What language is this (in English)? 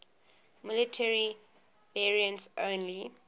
English